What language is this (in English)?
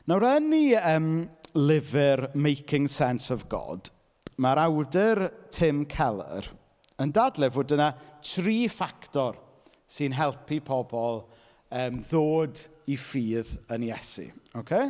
Welsh